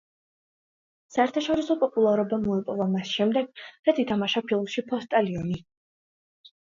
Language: Georgian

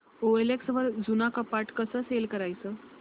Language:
Marathi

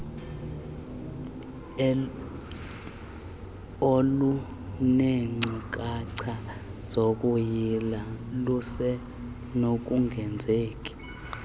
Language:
Xhosa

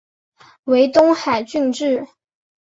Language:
Chinese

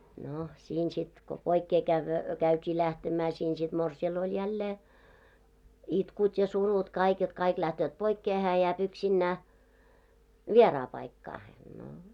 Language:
Finnish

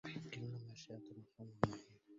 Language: Arabic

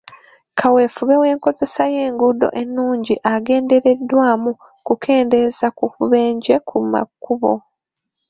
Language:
Ganda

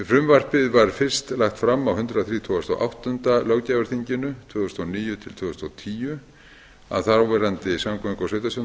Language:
Icelandic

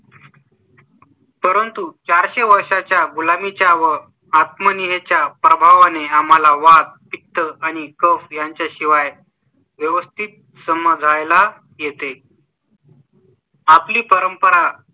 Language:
Marathi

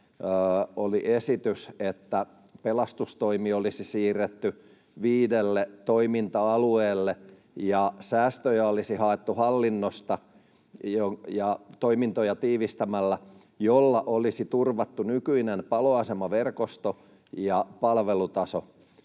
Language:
Finnish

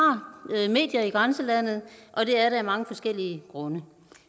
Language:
Danish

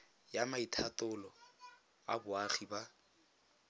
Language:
Tswana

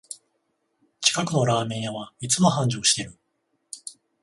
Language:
Japanese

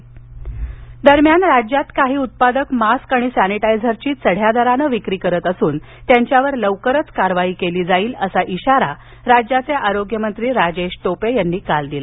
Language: Marathi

